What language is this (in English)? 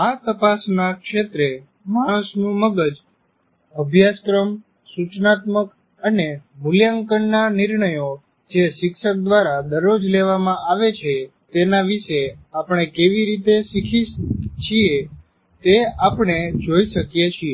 Gujarati